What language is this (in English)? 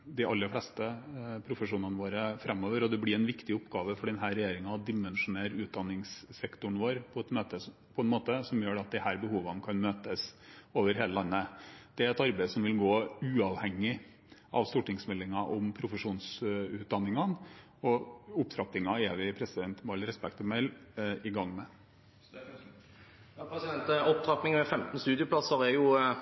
Norwegian Bokmål